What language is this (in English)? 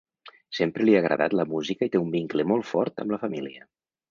Catalan